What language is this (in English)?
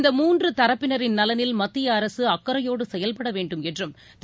Tamil